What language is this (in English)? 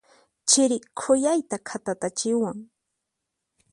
Puno Quechua